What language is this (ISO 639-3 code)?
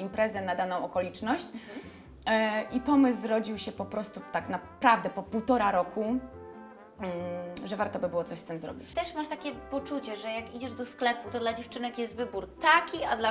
pol